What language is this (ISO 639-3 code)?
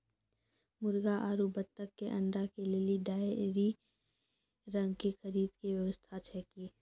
mai